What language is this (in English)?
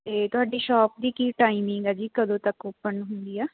Punjabi